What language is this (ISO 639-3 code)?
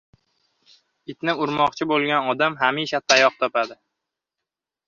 uzb